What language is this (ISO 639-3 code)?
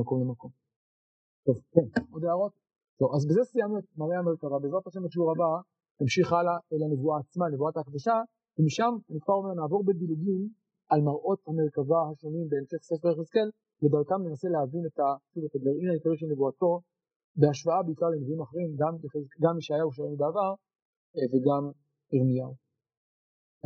heb